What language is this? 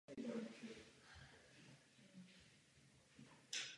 Czech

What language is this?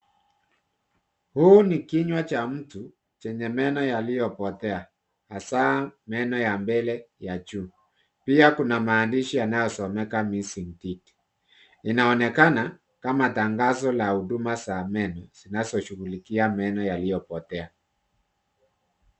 Swahili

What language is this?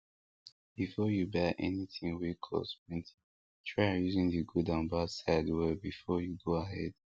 Nigerian Pidgin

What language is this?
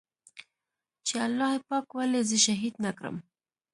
Pashto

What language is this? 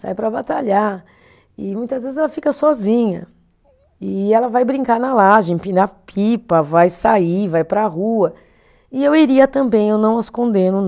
Portuguese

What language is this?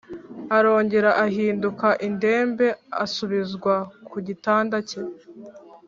Kinyarwanda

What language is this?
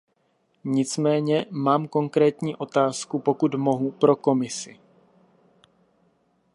Czech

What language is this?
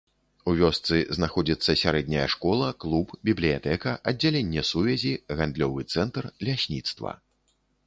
Belarusian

